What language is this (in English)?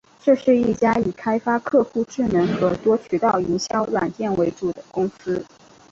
Chinese